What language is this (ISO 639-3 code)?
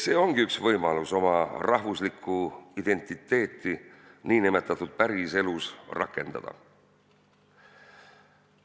est